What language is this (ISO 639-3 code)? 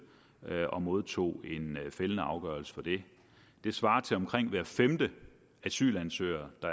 dan